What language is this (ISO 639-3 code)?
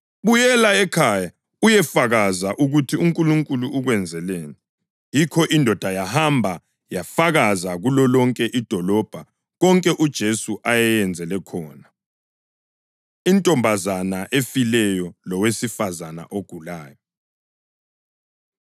nde